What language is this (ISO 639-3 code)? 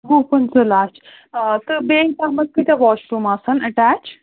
kas